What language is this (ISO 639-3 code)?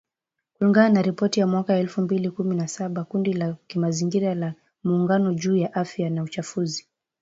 swa